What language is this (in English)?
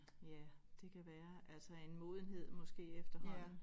Danish